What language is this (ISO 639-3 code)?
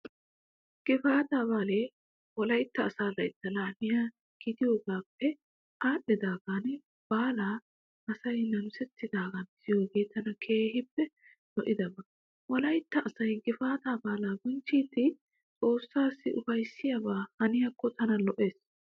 wal